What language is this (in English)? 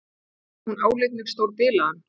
Icelandic